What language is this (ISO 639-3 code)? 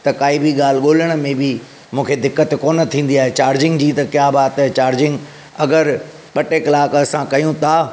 snd